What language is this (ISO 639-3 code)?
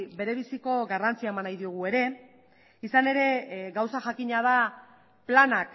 eus